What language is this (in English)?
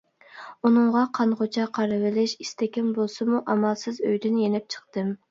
Uyghur